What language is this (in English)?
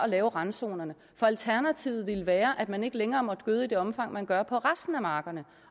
Danish